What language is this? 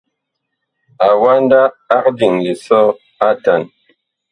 Bakoko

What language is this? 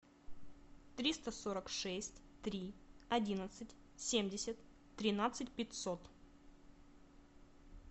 Russian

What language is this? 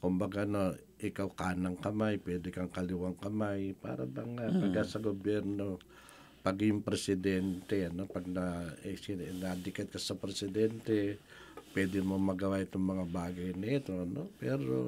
Filipino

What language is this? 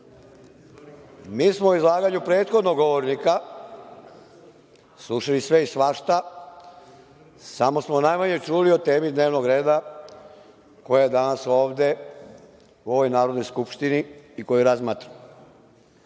Serbian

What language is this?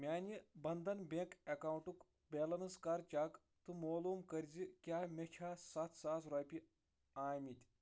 Kashmiri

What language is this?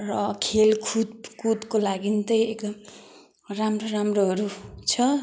Nepali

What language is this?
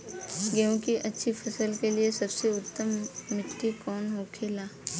Bhojpuri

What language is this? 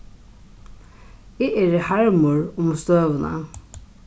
Faroese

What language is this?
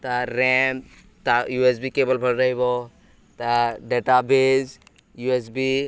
Odia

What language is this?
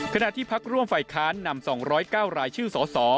Thai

